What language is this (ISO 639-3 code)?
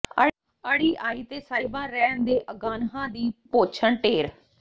pan